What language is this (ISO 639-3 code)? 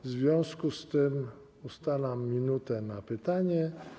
pol